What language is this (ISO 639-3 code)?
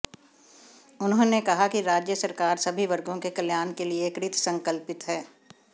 hin